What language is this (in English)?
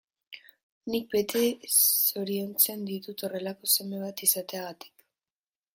Basque